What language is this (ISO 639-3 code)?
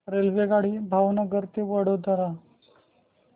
mar